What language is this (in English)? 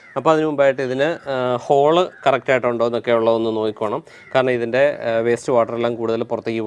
English